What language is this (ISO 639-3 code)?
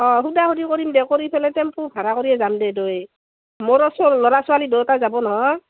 asm